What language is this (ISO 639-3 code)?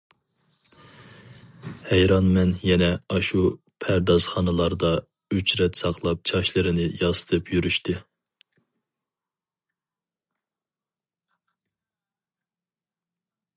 uig